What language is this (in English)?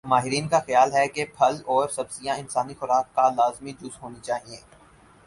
Urdu